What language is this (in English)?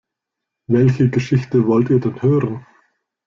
German